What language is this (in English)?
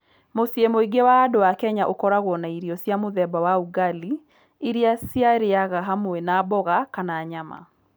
Kikuyu